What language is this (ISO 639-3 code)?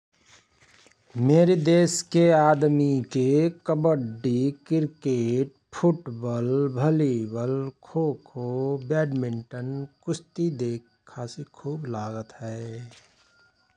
thr